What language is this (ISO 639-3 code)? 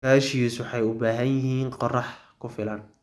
som